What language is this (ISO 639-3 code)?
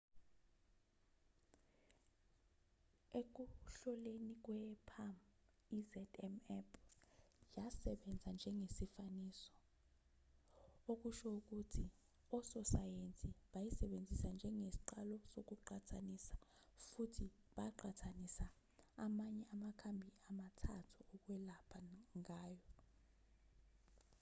zul